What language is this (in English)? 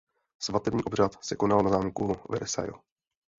Czech